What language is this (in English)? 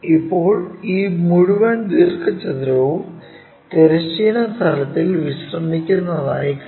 Malayalam